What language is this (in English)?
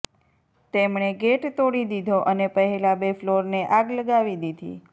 Gujarati